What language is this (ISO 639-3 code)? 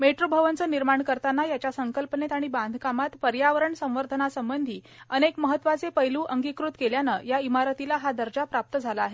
mar